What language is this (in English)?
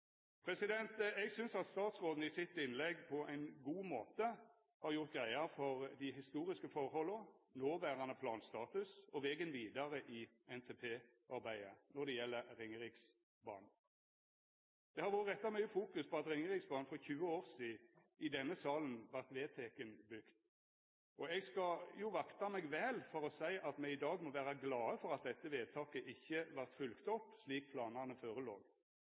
Norwegian Nynorsk